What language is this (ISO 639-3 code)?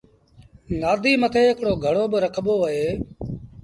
sbn